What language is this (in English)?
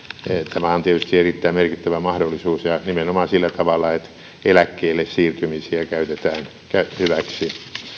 Finnish